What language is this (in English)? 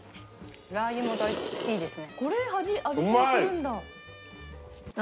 Japanese